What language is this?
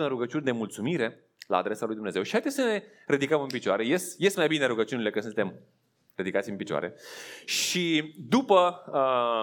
Romanian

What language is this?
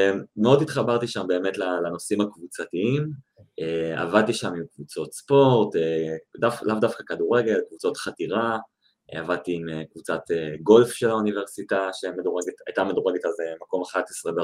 Hebrew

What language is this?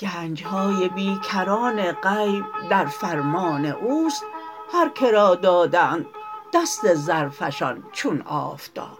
Persian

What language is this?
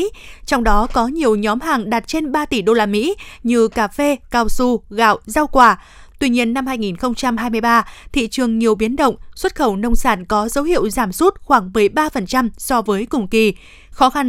Vietnamese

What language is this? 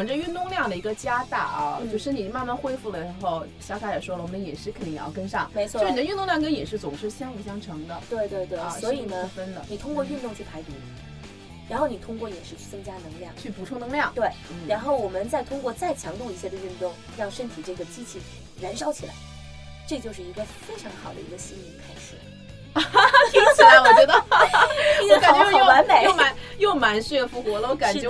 Chinese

